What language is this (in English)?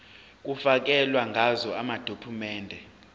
Zulu